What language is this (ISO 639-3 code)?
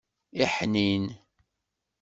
kab